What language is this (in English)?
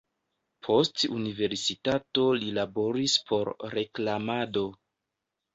Esperanto